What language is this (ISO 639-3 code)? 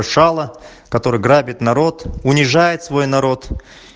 rus